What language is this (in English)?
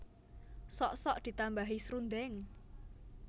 Javanese